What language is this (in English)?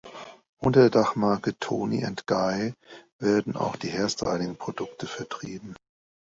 German